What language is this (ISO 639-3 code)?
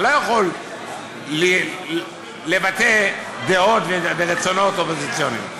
heb